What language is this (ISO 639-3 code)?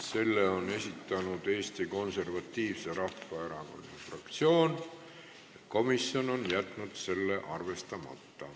est